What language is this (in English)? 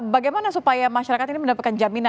Indonesian